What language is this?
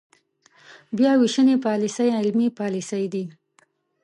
Pashto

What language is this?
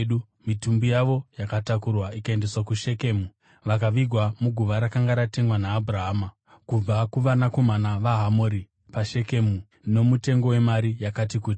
Shona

